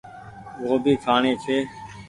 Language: Goaria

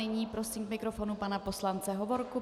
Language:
Czech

